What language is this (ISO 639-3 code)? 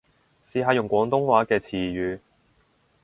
yue